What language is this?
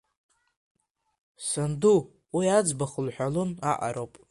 Abkhazian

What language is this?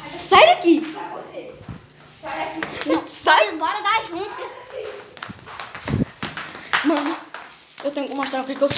Portuguese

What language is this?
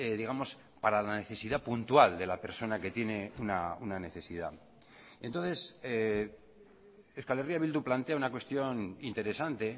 Spanish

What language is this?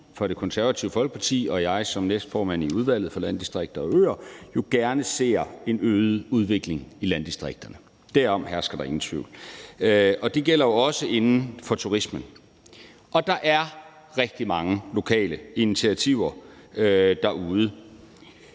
Danish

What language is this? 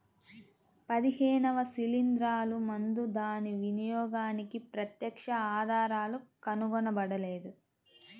Telugu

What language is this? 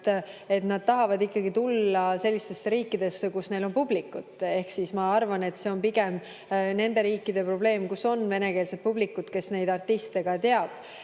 Estonian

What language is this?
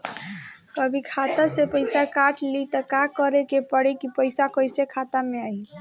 Bhojpuri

